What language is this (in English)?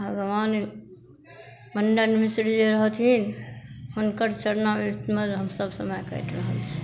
Maithili